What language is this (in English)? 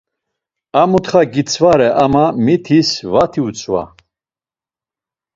Laz